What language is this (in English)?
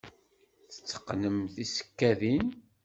Kabyle